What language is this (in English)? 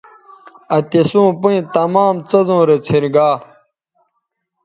Bateri